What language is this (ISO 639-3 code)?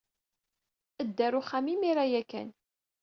kab